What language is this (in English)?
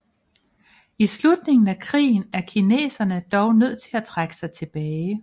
Danish